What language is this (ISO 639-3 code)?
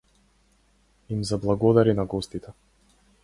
mkd